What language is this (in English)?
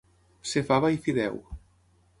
Catalan